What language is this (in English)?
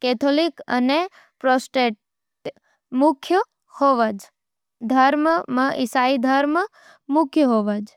Nimadi